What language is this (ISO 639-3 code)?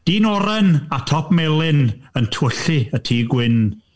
cym